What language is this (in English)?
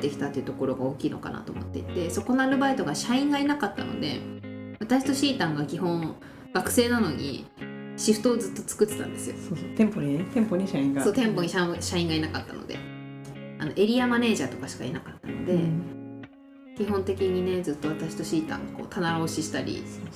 Japanese